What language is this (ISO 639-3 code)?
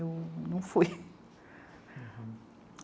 por